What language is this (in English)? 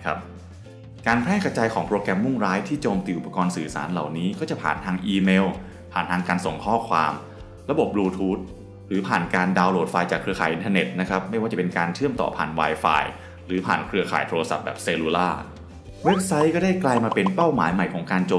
Thai